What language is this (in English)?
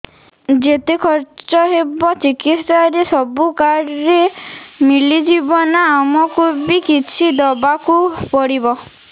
Odia